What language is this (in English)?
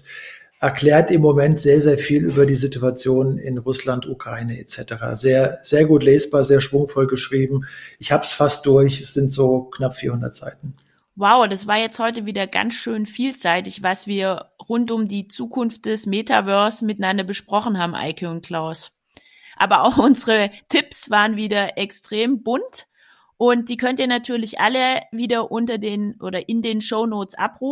German